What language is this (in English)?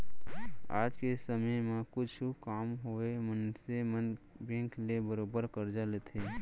Chhattisgarhi